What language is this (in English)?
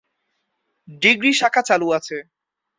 Bangla